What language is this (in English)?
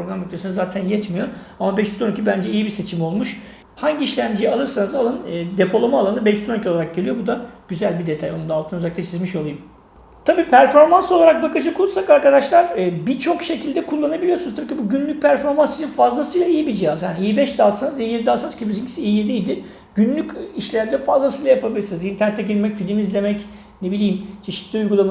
Turkish